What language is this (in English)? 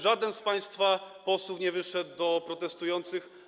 Polish